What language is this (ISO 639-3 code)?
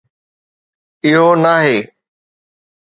snd